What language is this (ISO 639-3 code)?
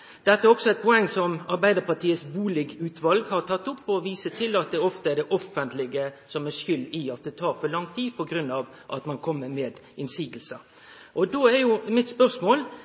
nno